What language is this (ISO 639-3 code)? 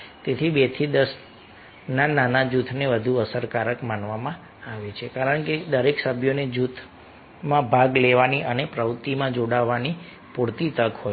guj